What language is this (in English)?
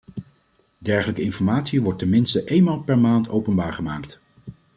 Dutch